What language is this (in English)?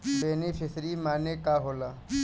Bhojpuri